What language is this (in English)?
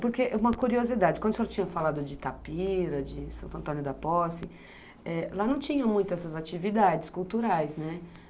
Portuguese